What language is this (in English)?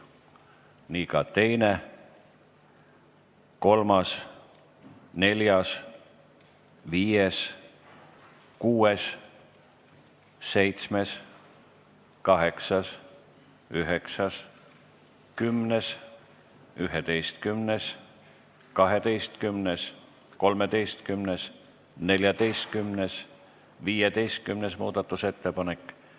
Estonian